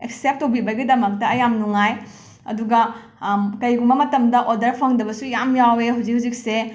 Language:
Manipuri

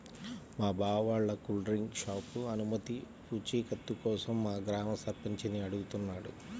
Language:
Telugu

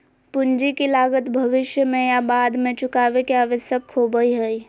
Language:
Magahi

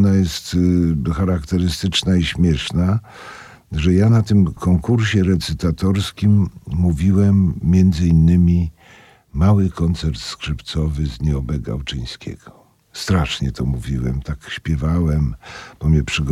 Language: Polish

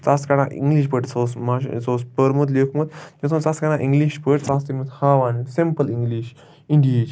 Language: Kashmiri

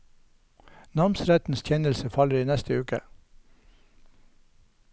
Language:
Norwegian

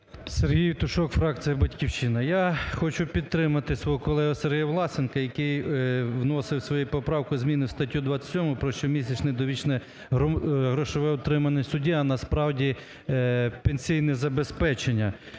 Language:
Ukrainian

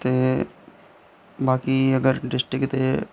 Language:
Dogri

